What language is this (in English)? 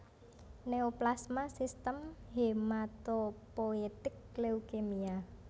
Javanese